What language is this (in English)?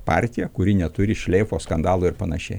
Lithuanian